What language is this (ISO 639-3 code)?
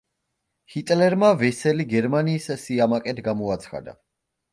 kat